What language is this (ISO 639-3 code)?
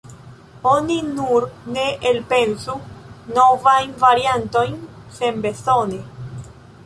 epo